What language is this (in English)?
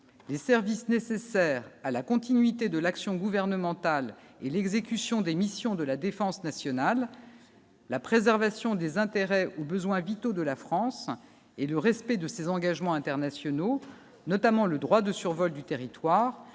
French